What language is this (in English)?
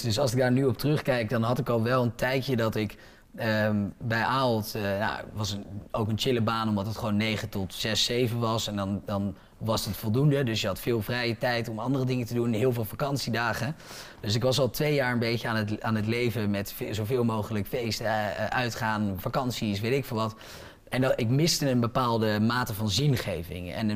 Dutch